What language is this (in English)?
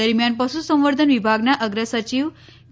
Gujarati